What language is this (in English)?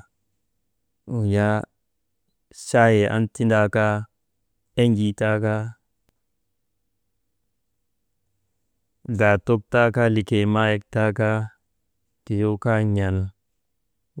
Maba